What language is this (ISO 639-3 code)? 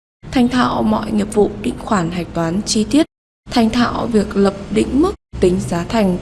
vie